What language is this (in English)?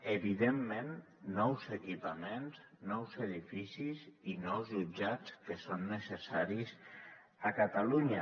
Catalan